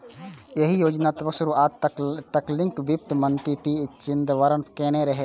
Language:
Maithili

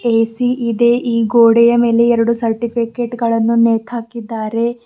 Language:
Kannada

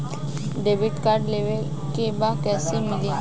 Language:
Bhojpuri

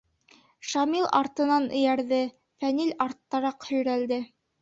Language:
Bashkir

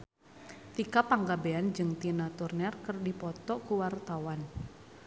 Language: Sundanese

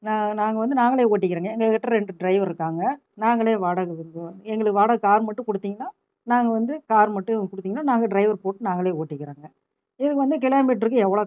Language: Tamil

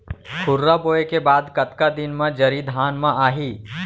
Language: Chhattisgarhi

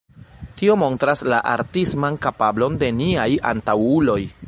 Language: Esperanto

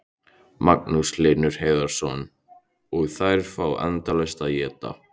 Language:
Icelandic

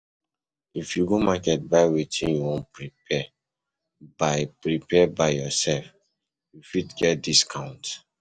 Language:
Nigerian Pidgin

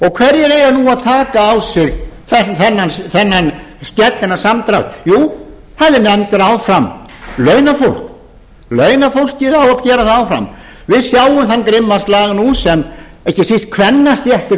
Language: Icelandic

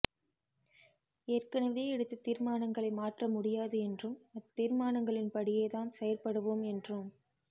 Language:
Tamil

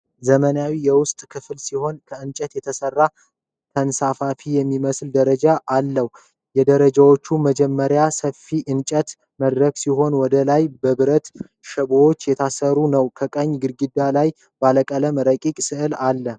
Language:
Amharic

